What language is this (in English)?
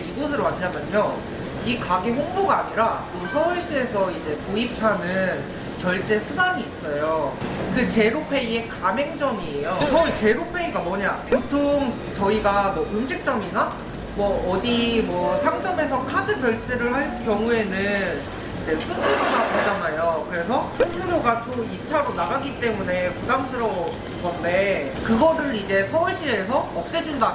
Korean